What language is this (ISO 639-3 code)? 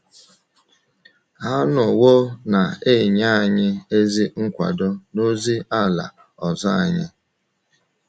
ibo